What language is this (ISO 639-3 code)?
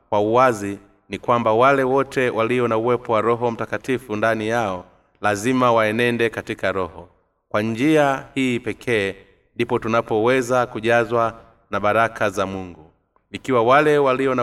swa